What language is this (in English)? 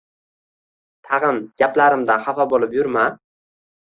Uzbek